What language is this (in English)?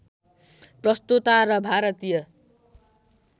Nepali